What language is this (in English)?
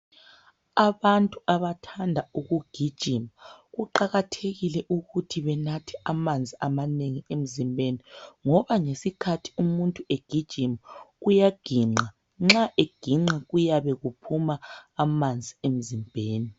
North Ndebele